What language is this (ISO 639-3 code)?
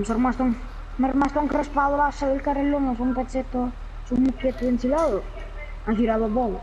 ita